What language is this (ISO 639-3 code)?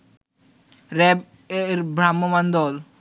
ben